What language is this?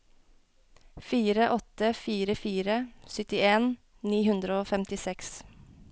Norwegian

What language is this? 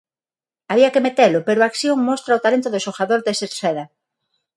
Galician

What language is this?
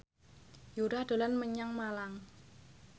Javanese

